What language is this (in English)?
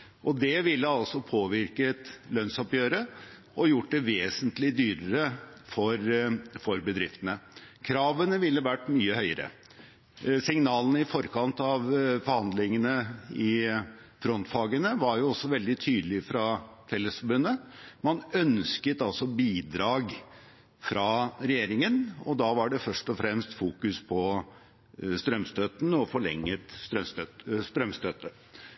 Norwegian Bokmål